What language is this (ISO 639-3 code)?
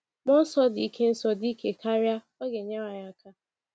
ibo